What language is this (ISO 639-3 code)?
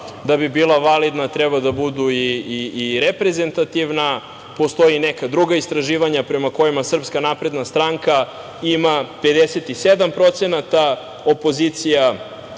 srp